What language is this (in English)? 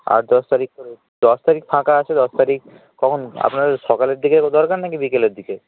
Bangla